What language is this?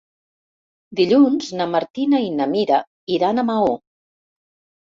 Catalan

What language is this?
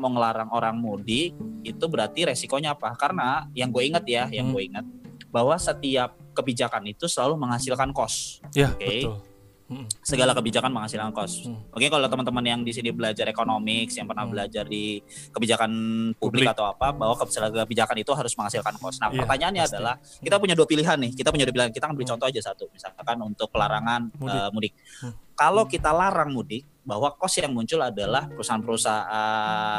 Indonesian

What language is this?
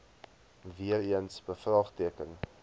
Afrikaans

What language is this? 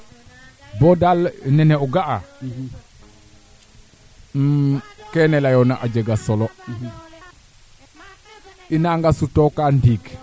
Serer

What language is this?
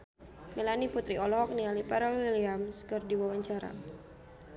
Sundanese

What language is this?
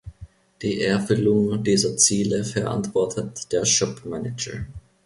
German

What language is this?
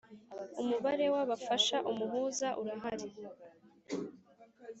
Kinyarwanda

